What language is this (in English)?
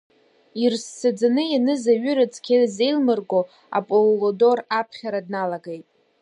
Abkhazian